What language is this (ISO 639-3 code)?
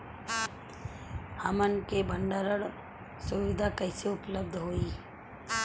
bho